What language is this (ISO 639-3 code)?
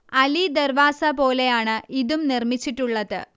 mal